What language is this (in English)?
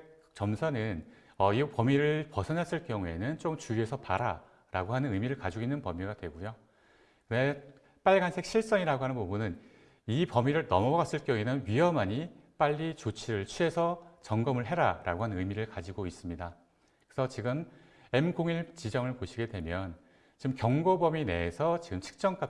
Korean